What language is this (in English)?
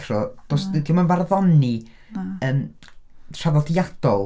Welsh